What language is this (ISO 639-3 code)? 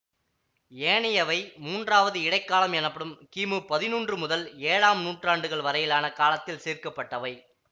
tam